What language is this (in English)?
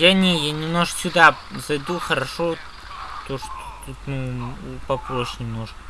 Russian